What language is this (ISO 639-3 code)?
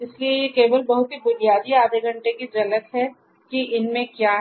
hin